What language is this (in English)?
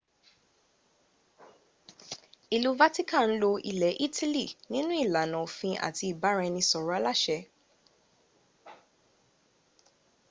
Yoruba